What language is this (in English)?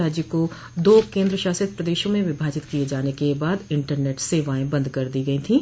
Hindi